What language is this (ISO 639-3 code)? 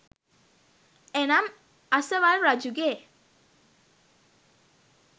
sin